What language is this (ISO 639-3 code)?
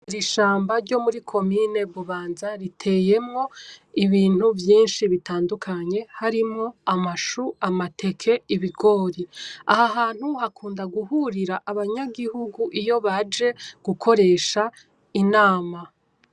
run